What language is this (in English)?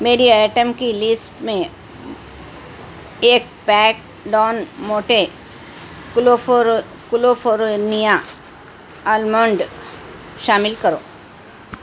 Urdu